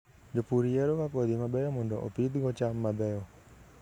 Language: Luo (Kenya and Tanzania)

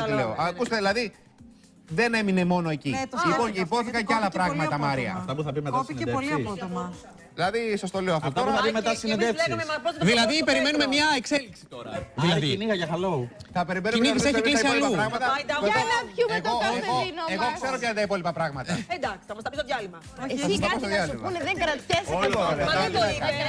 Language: Greek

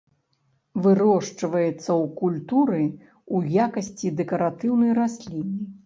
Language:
Belarusian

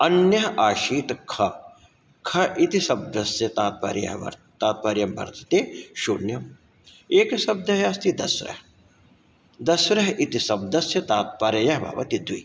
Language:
Sanskrit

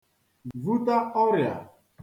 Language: Igbo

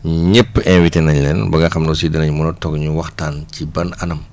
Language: Wolof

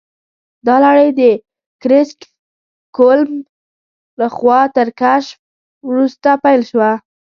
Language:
Pashto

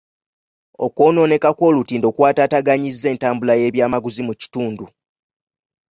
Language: Ganda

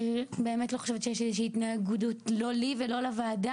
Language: Hebrew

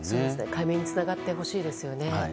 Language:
Japanese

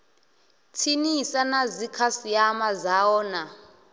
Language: Venda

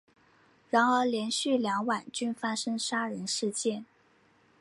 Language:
Chinese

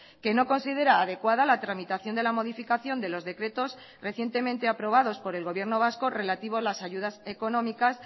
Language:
Spanish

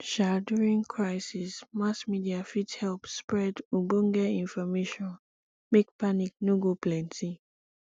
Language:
Nigerian Pidgin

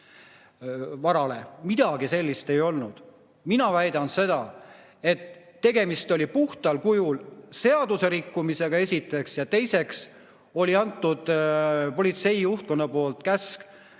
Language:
Estonian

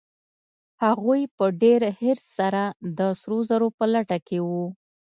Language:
Pashto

